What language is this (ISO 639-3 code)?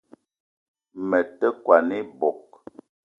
eto